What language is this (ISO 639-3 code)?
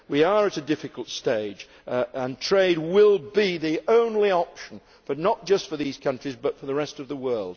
eng